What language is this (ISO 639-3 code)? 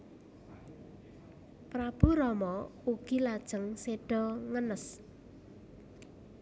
jav